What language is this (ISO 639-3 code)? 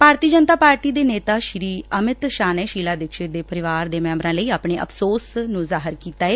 pan